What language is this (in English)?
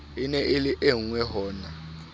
Southern Sotho